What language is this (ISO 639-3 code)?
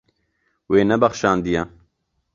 kur